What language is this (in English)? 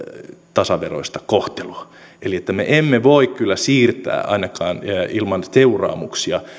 Finnish